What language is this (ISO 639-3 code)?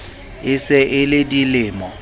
sot